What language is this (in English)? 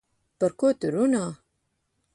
Latvian